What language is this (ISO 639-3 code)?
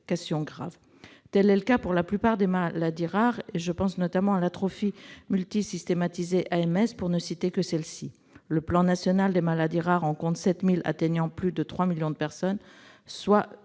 fra